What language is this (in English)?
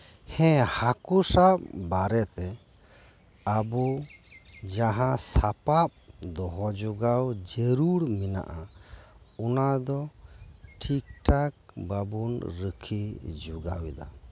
Santali